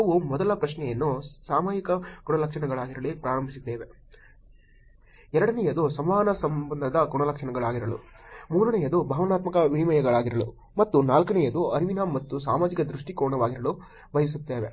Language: Kannada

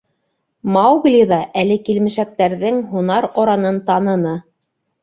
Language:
Bashkir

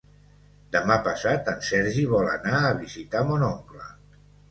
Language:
Catalan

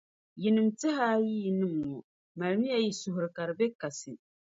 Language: Dagbani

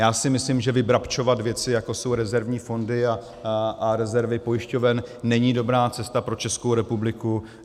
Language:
Czech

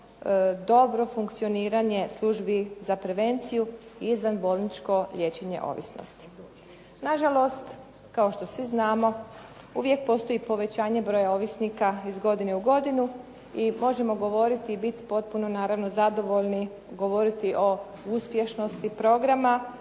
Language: Croatian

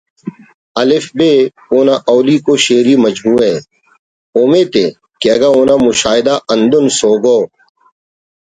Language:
Brahui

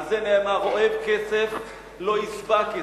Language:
Hebrew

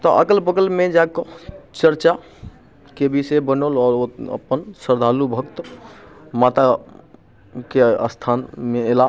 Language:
Maithili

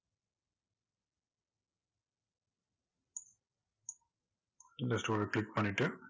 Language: Tamil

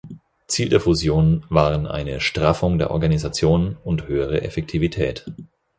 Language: German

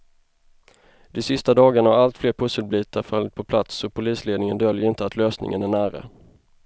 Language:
Swedish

